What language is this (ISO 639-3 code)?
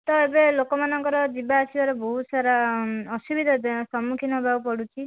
ori